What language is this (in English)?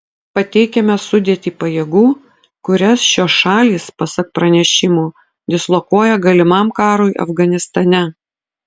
Lithuanian